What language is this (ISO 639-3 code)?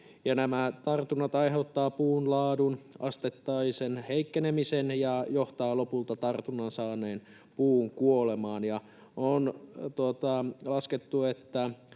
fin